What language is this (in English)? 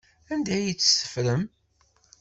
Kabyle